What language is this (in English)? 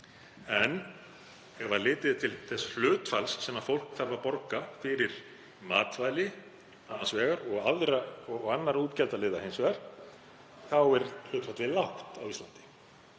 Icelandic